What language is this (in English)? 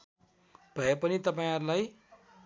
Nepali